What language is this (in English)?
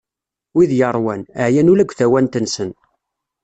Kabyle